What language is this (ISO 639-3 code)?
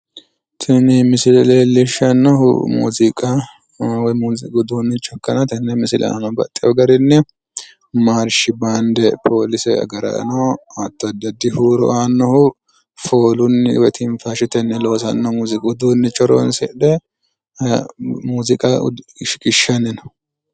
sid